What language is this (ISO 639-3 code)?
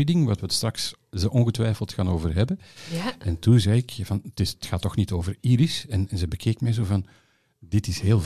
nld